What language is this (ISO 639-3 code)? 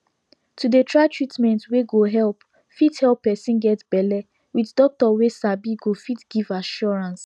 pcm